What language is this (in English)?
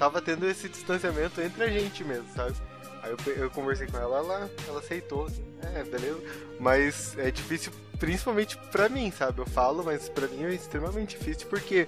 Portuguese